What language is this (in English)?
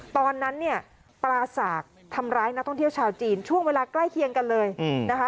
Thai